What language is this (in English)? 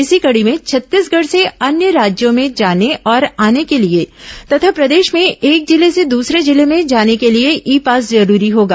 Hindi